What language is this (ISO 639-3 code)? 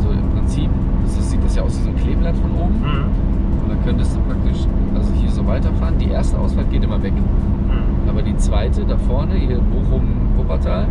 deu